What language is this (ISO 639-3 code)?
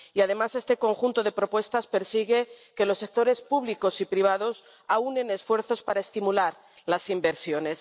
spa